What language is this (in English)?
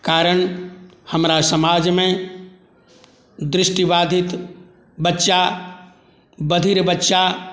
Maithili